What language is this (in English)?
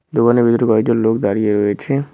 Bangla